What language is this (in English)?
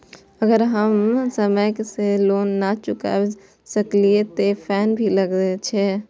Maithili